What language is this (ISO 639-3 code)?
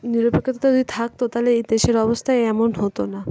ben